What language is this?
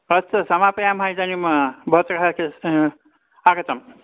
Sanskrit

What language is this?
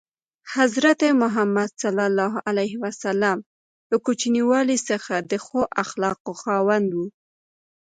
Pashto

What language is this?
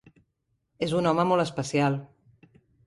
Catalan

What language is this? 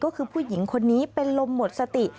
Thai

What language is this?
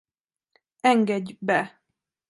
Hungarian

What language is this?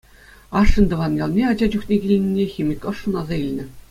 Chuvash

